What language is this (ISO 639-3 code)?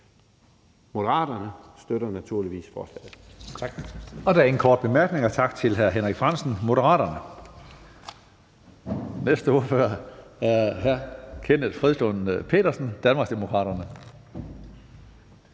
dan